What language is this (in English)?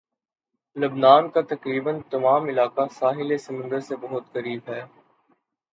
Urdu